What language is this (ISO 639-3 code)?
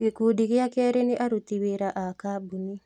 kik